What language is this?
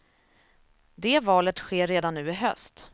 Swedish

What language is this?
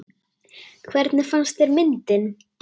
Icelandic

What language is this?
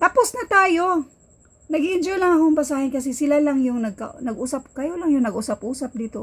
Filipino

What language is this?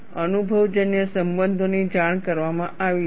Gujarati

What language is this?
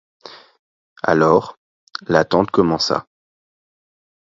French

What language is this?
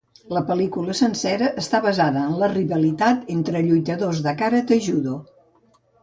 Catalan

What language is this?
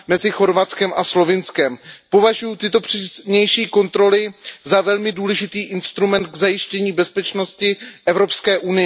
Czech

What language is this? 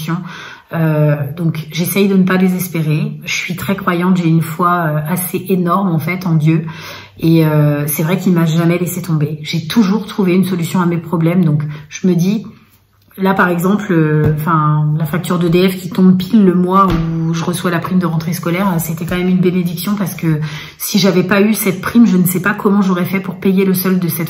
French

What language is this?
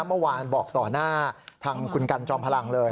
Thai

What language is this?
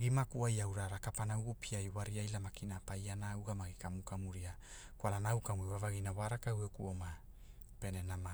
Hula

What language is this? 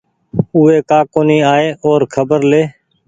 Goaria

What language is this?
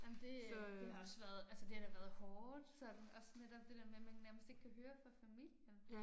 Danish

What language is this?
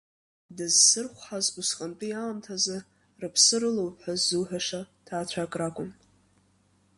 Abkhazian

